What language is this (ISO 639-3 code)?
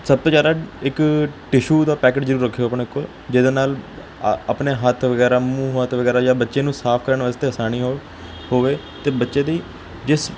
pan